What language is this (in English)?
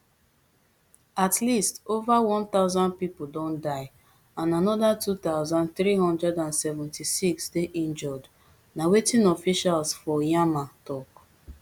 Nigerian Pidgin